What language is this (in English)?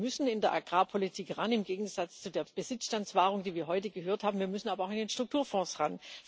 German